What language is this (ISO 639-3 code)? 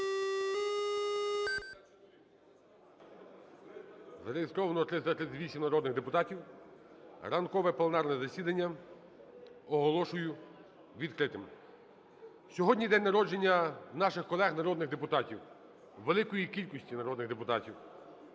ukr